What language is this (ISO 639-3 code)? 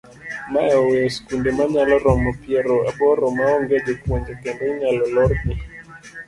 luo